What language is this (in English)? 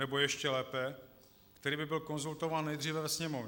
Czech